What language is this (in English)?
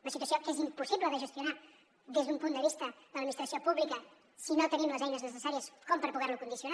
Catalan